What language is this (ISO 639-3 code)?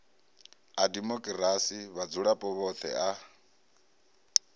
ven